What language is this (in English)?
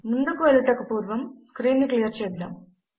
Telugu